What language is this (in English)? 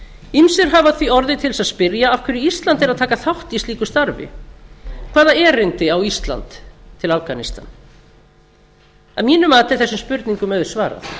Icelandic